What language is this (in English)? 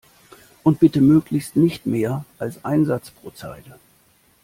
German